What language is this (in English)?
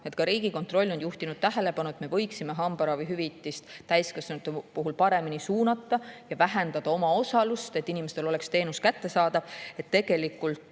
Estonian